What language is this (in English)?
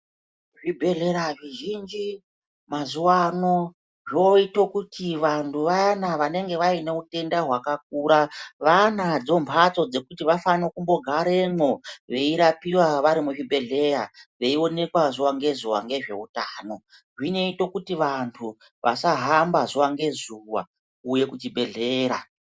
Ndau